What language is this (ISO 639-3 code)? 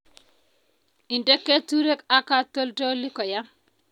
kln